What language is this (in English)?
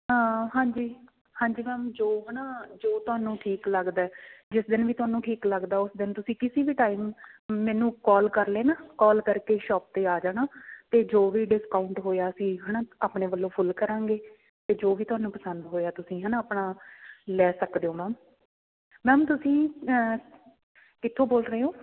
Punjabi